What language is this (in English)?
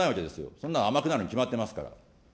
Japanese